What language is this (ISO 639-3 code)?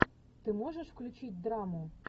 rus